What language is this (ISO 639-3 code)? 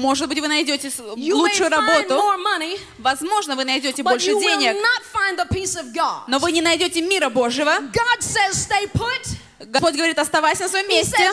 rus